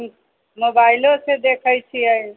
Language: Maithili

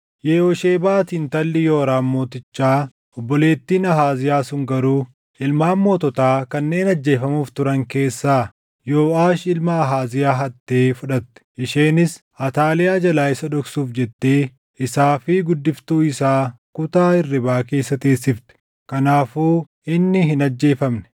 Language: Oromo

